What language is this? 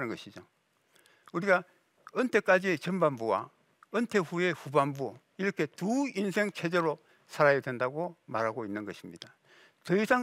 Korean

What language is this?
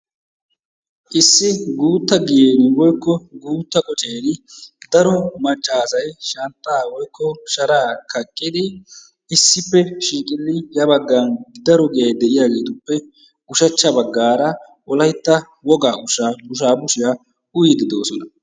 Wolaytta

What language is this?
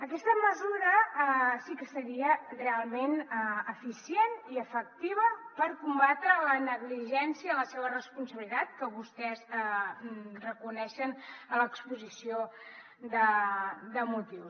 Catalan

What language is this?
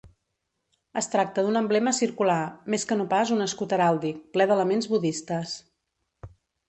Catalan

